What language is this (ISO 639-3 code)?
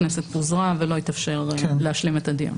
heb